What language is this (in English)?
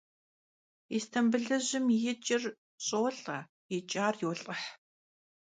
Kabardian